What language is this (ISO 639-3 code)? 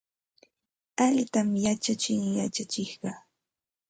qxt